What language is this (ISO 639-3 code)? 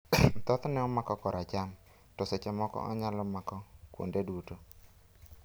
luo